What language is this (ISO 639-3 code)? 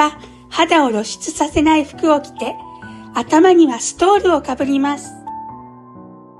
jpn